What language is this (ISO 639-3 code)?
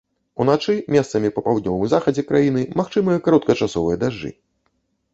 bel